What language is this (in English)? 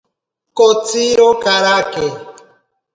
Ashéninka Perené